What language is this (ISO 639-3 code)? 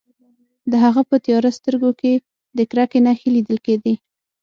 pus